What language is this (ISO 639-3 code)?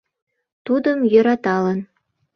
chm